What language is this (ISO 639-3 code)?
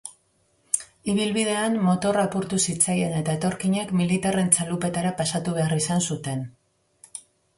eus